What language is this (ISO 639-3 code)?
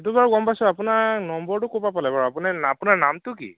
asm